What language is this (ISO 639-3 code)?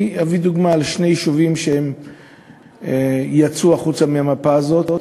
heb